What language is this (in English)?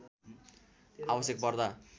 Nepali